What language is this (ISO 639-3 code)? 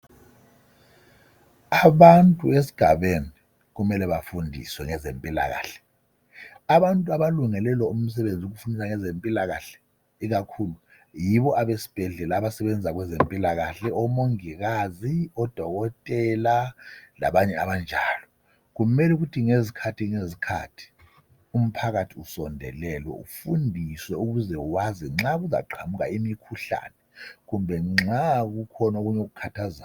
nde